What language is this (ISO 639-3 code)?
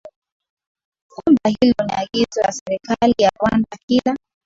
swa